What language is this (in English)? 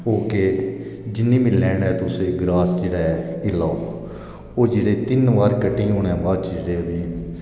Dogri